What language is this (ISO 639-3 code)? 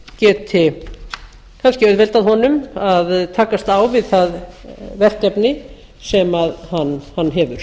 isl